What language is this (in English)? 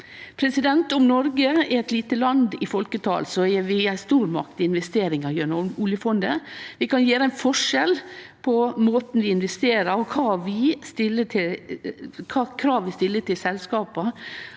Norwegian